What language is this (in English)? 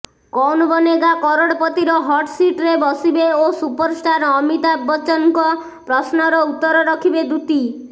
Odia